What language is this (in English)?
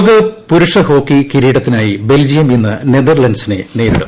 Malayalam